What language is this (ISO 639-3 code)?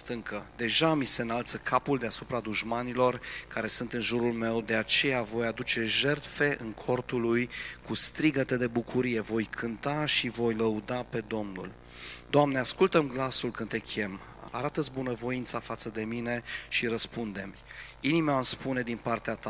ron